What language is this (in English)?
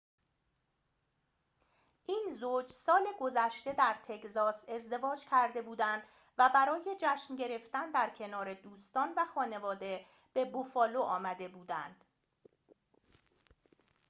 Persian